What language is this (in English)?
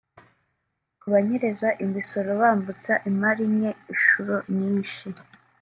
Kinyarwanda